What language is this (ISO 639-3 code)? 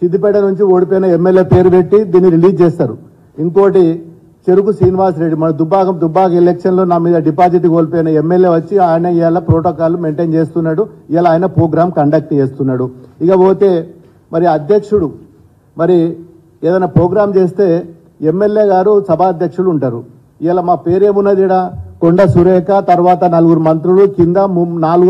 tel